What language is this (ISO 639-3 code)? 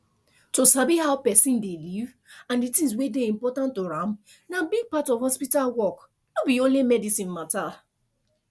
pcm